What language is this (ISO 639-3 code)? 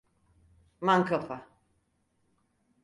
tur